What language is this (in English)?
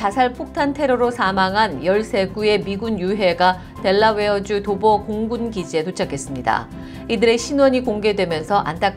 Korean